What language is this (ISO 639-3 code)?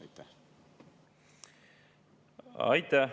est